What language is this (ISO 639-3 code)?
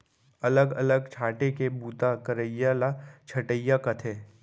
hne